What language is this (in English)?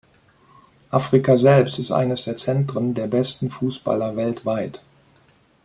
German